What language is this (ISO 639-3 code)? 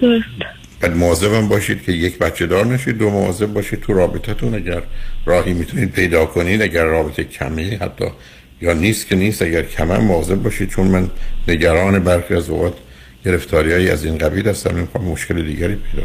fas